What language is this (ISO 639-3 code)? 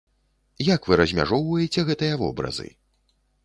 bel